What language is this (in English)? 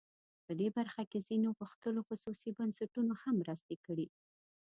Pashto